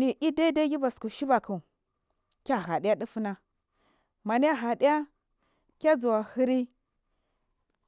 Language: Marghi South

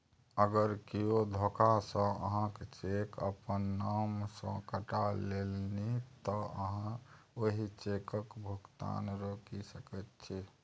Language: Maithili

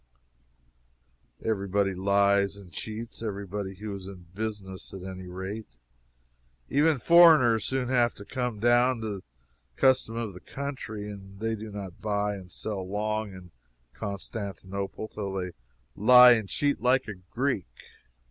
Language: English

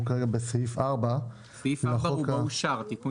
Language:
Hebrew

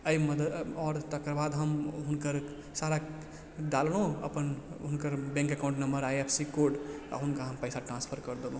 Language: Maithili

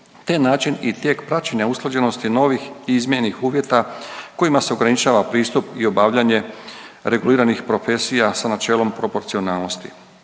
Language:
Croatian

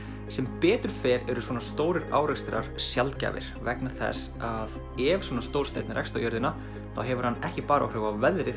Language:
Icelandic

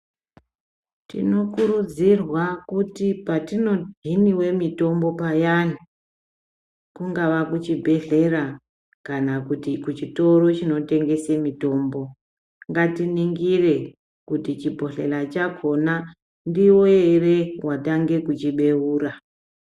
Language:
Ndau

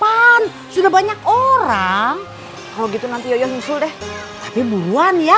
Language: Indonesian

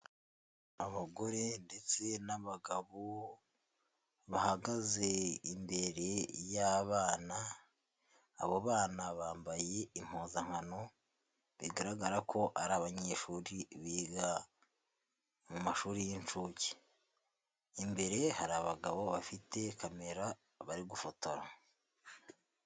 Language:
Kinyarwanda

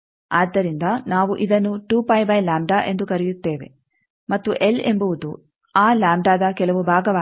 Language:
Kannada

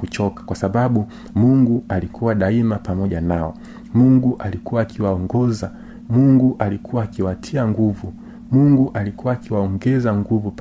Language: Swahili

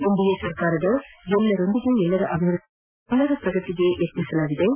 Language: Kannada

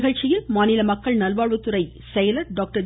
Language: Tamil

